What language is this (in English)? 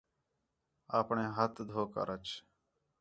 Khetrani